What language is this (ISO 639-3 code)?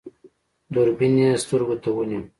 pus